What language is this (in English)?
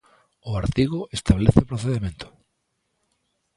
Galician